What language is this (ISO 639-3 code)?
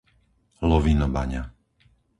slk